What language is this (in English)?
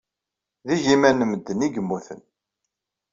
Kabyle